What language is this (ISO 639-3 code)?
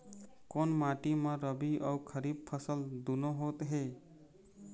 hne